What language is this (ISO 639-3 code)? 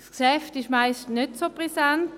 gsw